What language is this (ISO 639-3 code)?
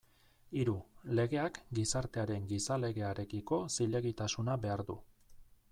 eus